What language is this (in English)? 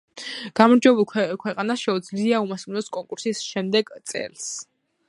Georgian